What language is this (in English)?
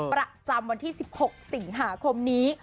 Thai